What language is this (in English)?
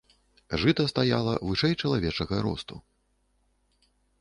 Belarusian